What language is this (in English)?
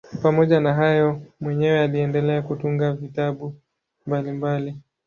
Swahili